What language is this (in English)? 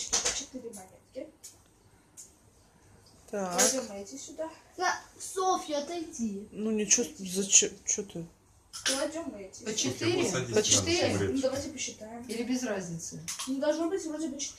Russian